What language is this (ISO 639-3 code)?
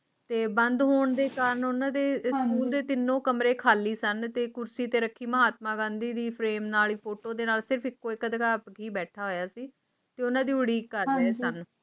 pan